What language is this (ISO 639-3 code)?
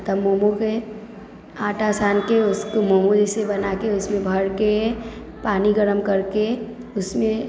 mai